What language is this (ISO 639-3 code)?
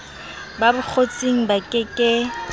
sot